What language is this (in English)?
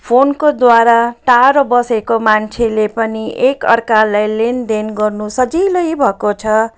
Nepali